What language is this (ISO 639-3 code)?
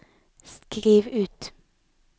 nor